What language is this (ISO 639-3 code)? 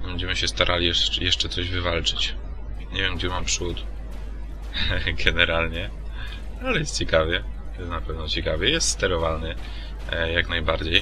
pol